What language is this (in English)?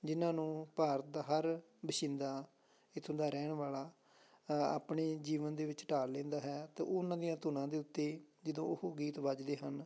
Punjabi